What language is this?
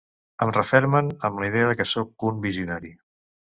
Catalan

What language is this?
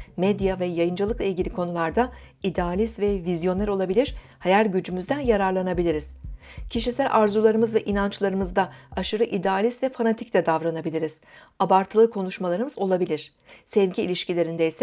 Turkish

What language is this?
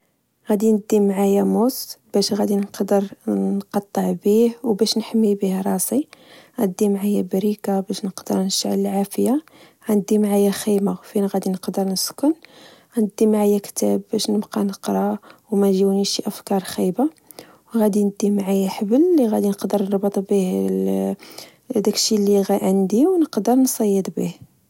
Moroccan Arabic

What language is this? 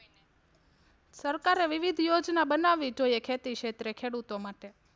Gujarati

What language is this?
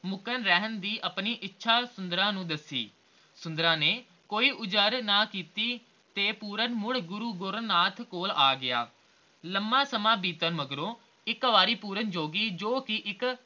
Punjabi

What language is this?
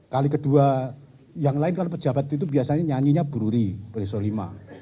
Indonesian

